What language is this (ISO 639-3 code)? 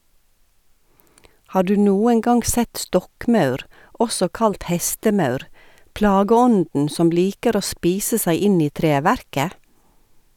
nor